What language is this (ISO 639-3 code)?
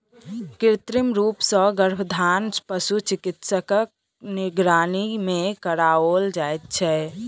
mai